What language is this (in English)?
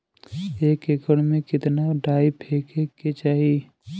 Bhojpuri